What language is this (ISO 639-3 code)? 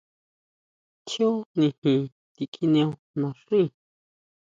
mau